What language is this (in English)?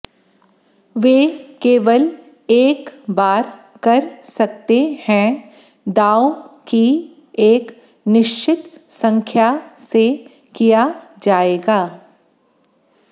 Hindi